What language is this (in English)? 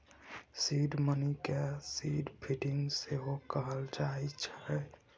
Maithili